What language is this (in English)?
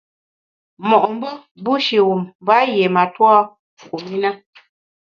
Bamun